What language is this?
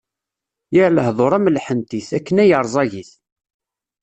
Kabyle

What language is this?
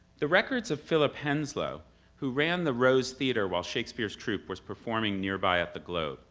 English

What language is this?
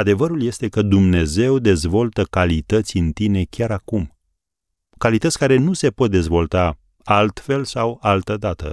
Romanian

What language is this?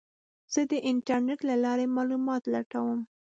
Pashto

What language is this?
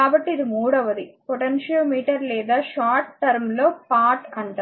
Telugu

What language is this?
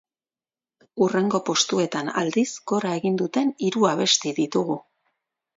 Basque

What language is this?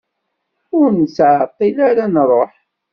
Kabyle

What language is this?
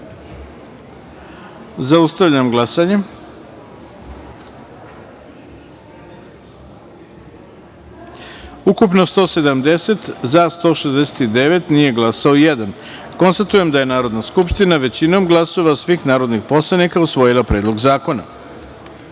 Serbian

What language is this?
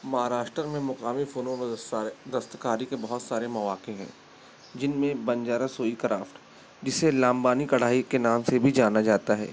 Urdu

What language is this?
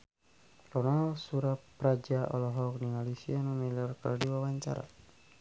Sundanese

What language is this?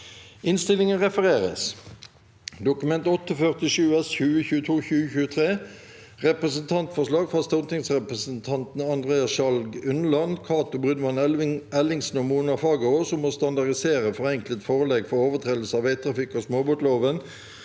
Norwegian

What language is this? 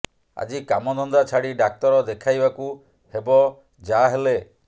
Odia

